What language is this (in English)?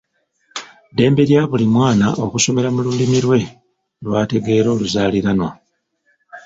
Ganda